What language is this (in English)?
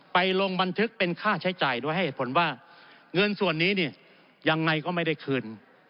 Thai